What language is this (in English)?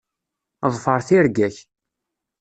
Kabyle